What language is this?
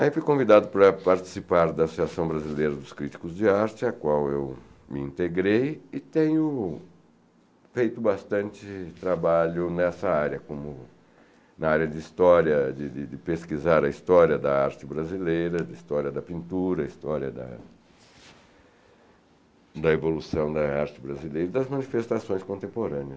Portuguese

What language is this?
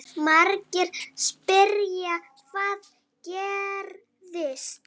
Icelandic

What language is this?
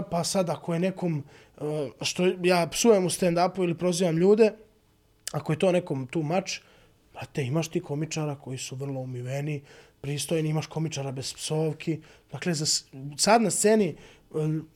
Croatian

